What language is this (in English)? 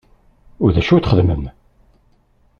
Kabyle